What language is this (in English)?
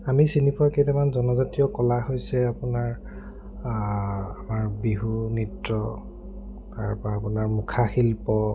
Assamese